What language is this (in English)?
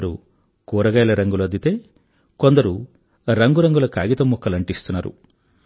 Telugu